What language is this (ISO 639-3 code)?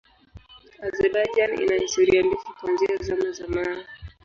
swa